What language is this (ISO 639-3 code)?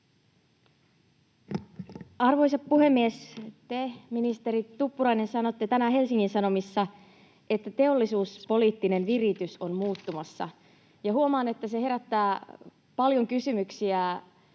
fin